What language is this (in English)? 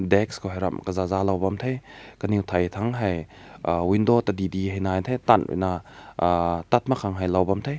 Rongmei Naga